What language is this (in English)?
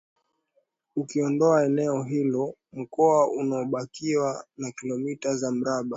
Swahili